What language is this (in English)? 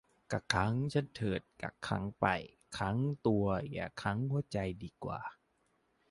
Thai